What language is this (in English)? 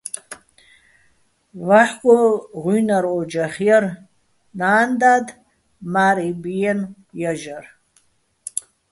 Bats